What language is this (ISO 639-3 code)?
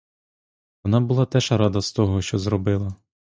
ukr